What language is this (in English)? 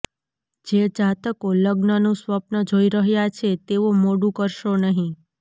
Gujarati